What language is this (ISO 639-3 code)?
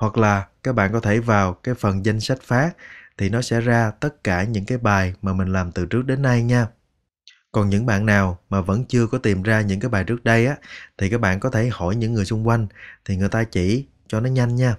vie